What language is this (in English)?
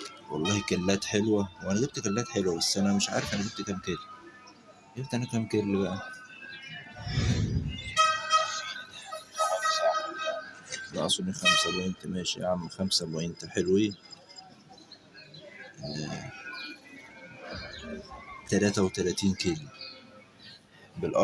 Arabic